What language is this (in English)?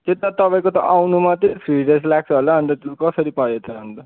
Nepali